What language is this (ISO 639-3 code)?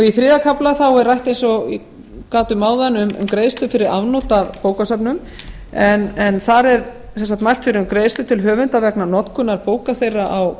isl